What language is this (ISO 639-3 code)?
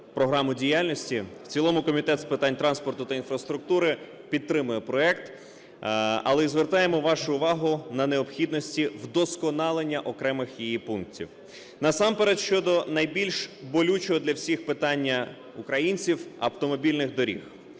ukr